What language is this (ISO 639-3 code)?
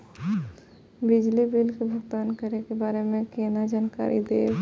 mai